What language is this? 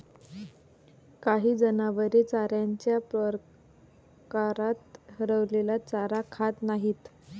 Marathi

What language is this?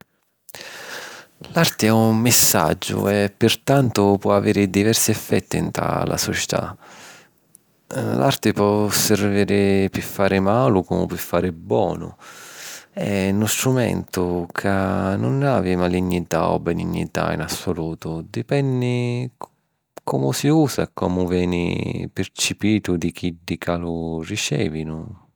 Sicilian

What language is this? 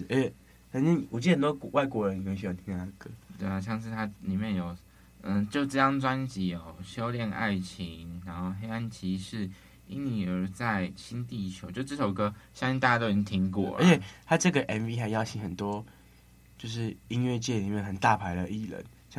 Chinese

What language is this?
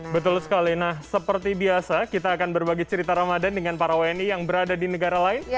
Indonesian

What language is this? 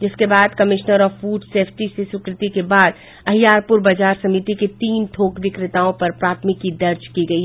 Hindi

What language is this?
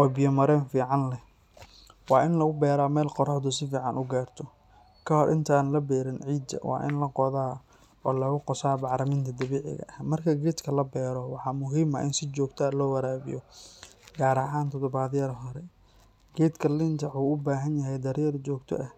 Somali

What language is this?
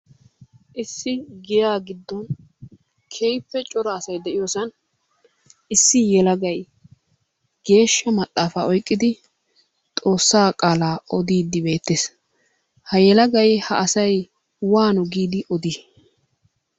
Wolaytta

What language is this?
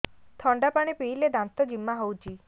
Odia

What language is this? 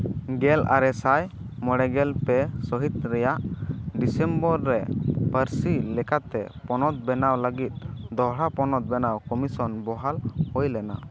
Santali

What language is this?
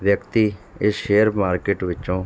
Punjabi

